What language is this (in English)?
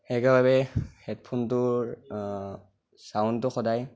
Assamese